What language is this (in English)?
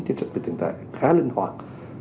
Vietnamese